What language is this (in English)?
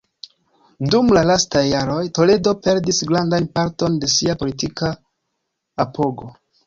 Esperanto